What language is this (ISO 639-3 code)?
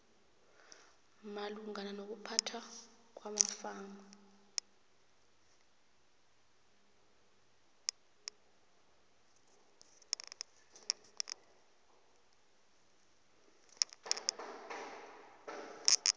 nbl